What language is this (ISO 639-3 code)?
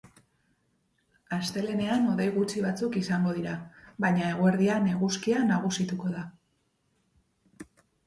eus